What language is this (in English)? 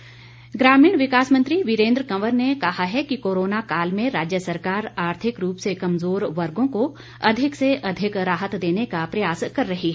Hindi